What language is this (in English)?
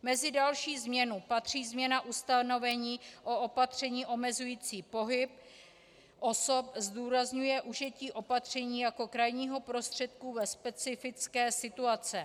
Czech